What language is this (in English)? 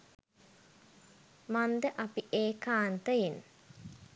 Sinhala